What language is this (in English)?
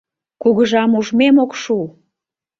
Mari